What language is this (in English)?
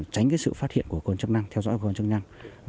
Vietnamese